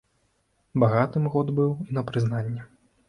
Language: Belarusian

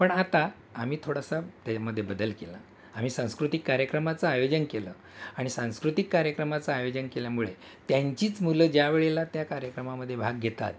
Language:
Marathi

